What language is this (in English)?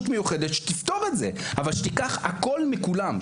Hebrew